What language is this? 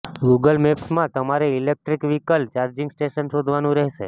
Gujarati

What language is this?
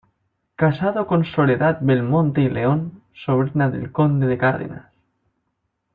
Spanish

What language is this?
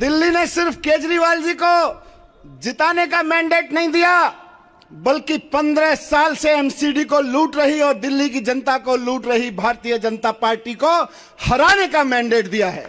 Hindi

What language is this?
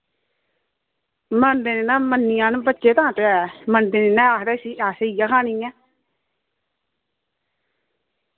Dogri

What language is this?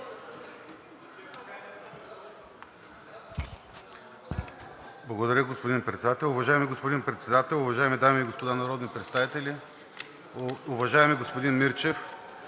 Bulgarian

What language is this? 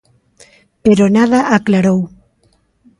Galician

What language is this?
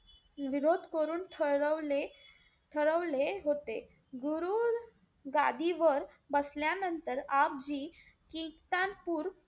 Marathi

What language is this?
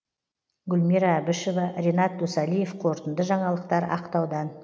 Kazakh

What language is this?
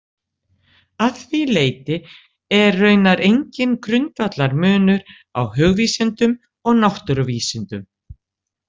Icelandic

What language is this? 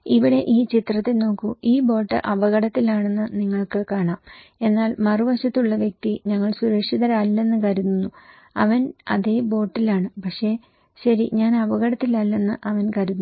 Malayalam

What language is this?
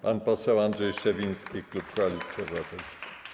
Polish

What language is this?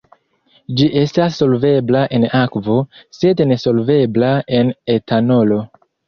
Esperanto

